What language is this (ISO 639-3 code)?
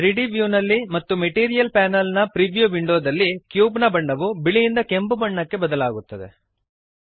kan